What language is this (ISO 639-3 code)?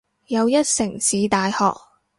yue